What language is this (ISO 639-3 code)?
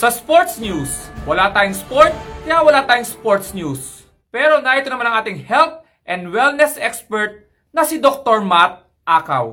fil